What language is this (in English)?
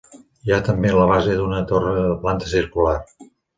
Catalan